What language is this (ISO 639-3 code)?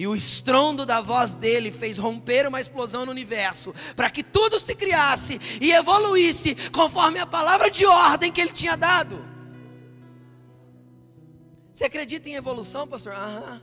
por